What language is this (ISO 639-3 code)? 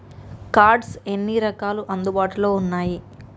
tel